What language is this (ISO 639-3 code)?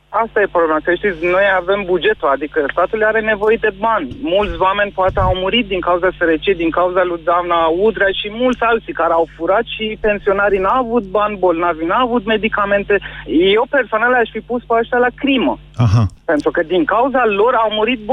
ron